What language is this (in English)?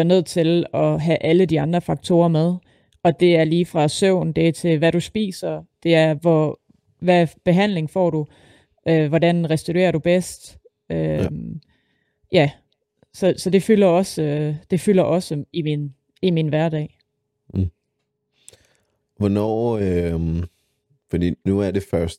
Danish